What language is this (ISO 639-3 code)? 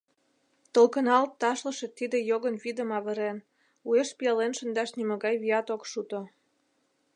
chm